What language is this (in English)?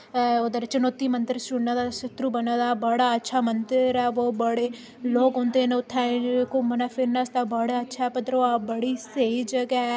Dogri